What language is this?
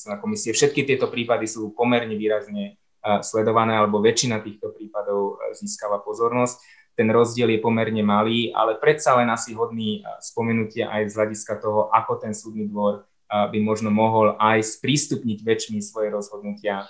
Slovak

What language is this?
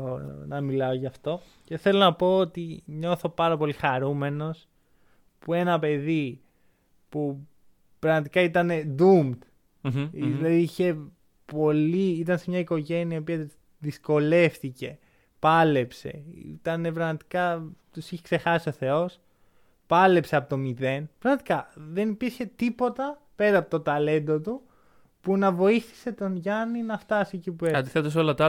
Greek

